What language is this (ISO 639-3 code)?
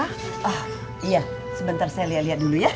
ind